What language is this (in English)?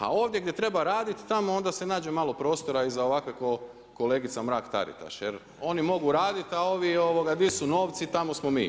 Croatian